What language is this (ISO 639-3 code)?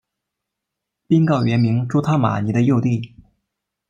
zho